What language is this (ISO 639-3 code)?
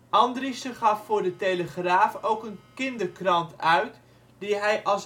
nld